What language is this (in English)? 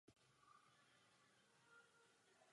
Czech